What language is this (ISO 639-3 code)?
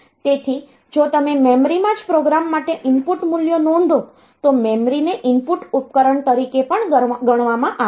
guj